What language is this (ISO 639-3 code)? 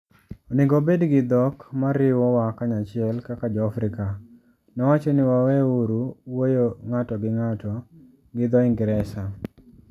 luo